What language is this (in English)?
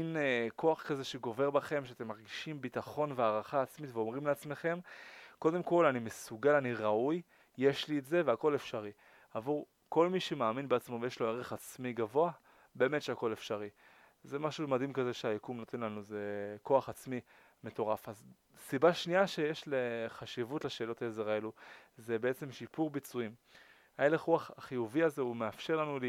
Hebrew